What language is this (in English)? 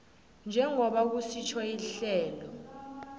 South Ndebele